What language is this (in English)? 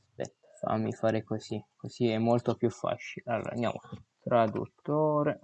Italian